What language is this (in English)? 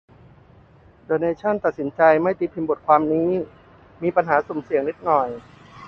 Thai